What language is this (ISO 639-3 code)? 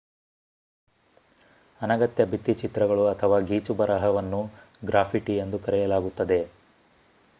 kan